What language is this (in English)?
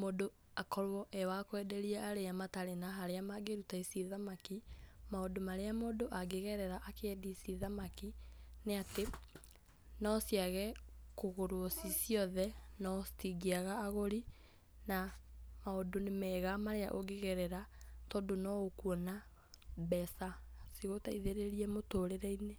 Kikuyu